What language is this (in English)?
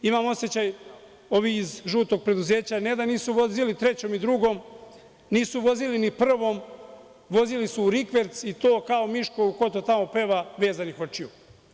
Serbian